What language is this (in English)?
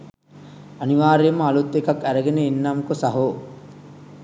Sinhala